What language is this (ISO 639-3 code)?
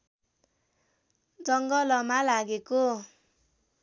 nep